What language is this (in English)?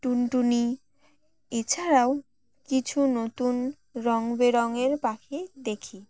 Bangla